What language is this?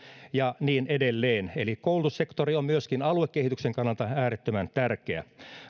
Finnish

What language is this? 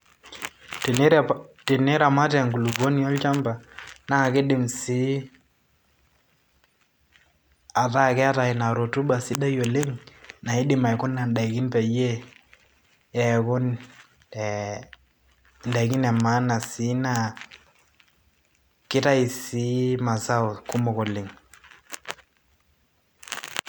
Masai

